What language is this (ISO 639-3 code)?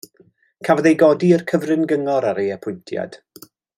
cym